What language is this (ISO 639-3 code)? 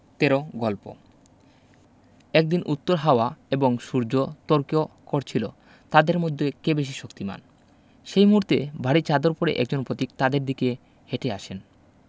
ben